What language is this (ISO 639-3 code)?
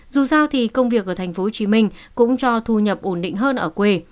vie